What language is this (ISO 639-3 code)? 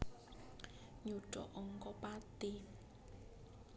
jav